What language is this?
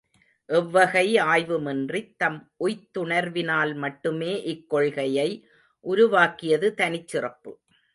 Tamil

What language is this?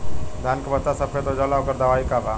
Bhojpuri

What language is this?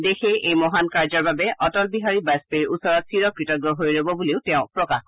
Assamese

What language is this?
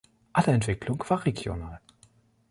German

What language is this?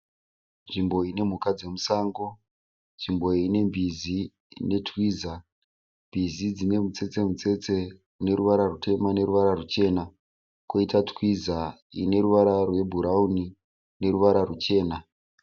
Shona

